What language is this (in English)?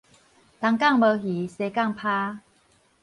Min Nan Chinese